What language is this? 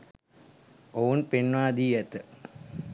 Sinhala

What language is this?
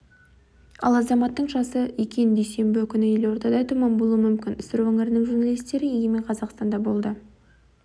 Kazakh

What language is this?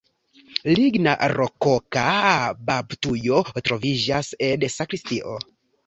Esperanto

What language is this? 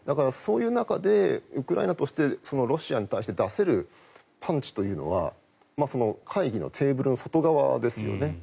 Japanese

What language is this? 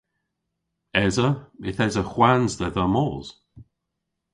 Cornish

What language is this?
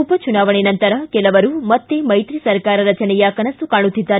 Kannada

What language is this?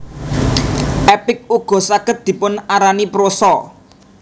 Javanese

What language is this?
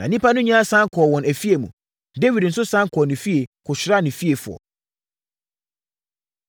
Akan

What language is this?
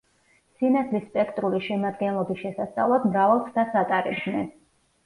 Georgian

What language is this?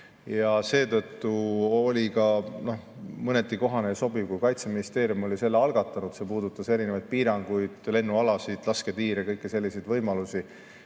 Estonian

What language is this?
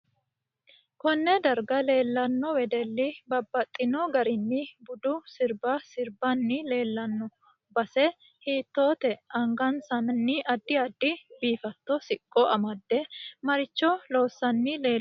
Sidamo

